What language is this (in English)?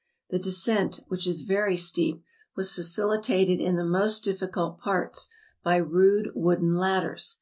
English